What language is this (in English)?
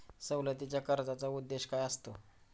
Marathi